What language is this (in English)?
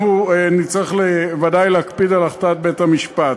Hebrew